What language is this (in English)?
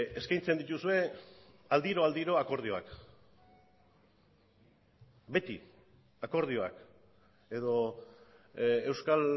Basque